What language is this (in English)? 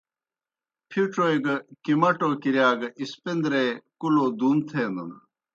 Kohistani Shina